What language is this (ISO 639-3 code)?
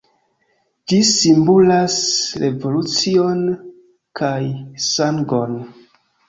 epo